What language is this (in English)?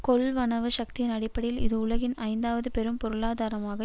Tamil